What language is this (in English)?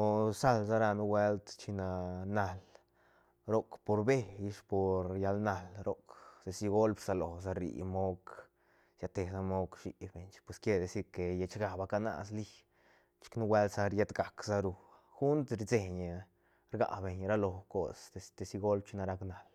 Santa Catarina Albarradas Zapotec